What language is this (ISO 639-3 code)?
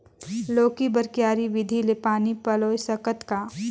hne